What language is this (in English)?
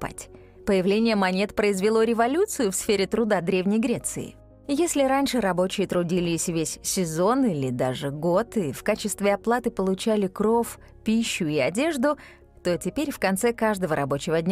Russian